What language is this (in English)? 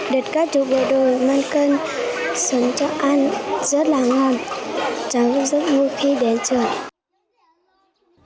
Vietnamese